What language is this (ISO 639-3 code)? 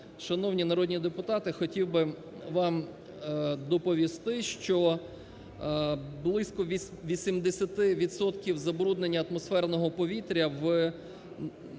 ukr